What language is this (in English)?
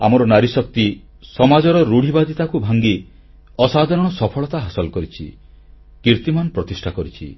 Odia